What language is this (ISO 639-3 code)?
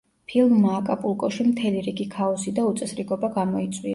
kat